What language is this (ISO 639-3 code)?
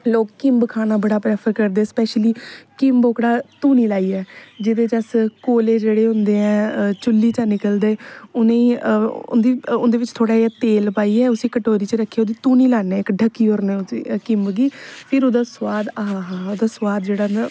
doi